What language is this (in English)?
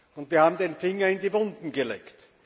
German